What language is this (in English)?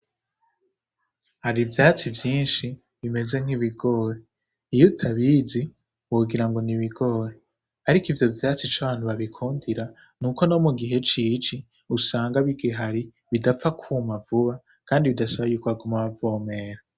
Rundi